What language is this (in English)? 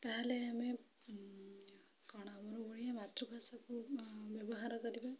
Odia